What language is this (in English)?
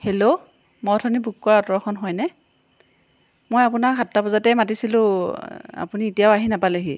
Assamese